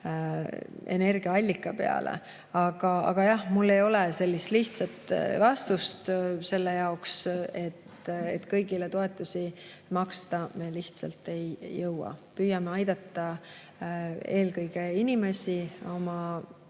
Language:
Estonian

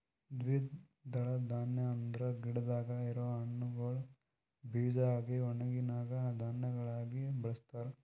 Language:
Kannada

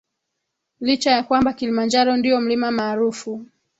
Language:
Swahili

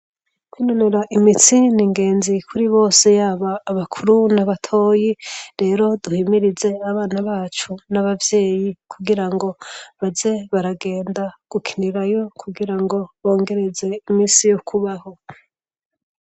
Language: Rundi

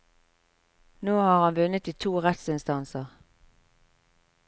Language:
Norwegian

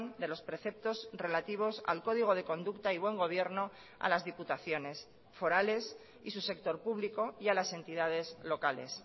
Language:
Spanish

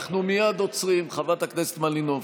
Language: Hebrew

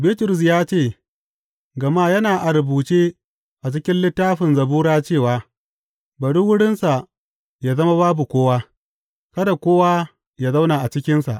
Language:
Hausa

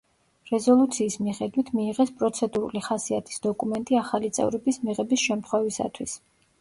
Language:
Georgian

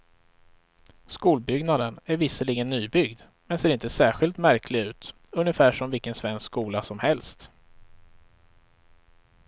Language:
Swedish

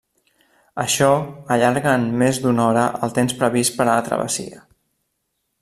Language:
Catalan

